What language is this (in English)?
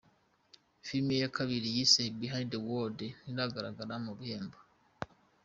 Kinyarwanda